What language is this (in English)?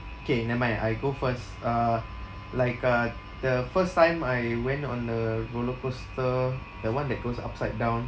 English